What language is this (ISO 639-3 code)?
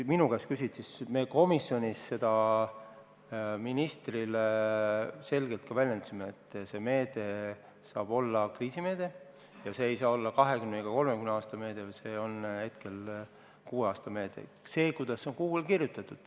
est